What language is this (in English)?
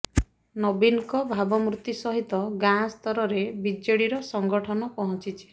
Odia